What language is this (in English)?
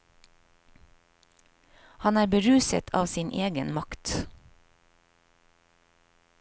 Norwegian